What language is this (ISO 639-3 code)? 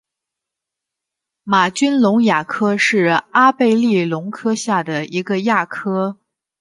zho